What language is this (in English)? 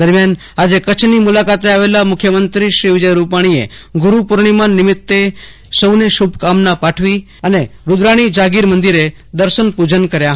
Gujarati